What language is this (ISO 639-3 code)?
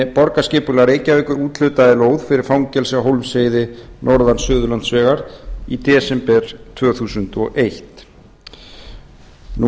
isl